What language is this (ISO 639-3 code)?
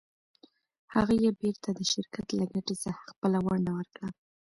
pus